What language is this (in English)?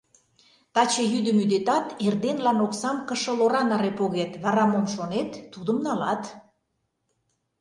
Mari